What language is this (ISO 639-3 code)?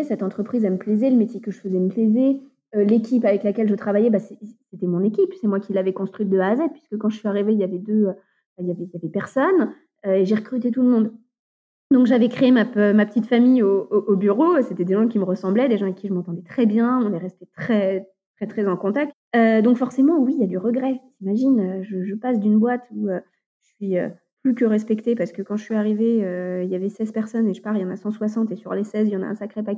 fra